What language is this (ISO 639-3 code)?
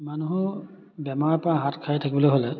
asm